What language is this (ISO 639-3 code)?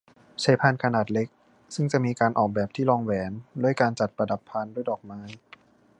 tha